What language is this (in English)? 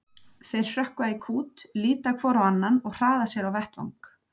Icelandic